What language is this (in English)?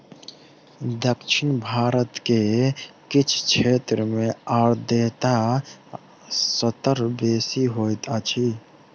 Maithili